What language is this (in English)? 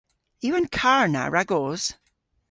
Cornish